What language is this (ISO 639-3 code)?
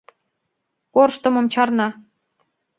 chm